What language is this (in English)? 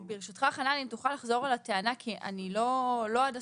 Hebrew